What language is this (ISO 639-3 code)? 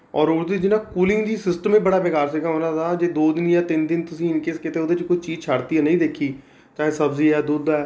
pan